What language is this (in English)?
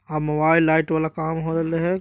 Magahi